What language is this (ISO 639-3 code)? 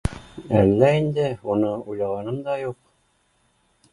bak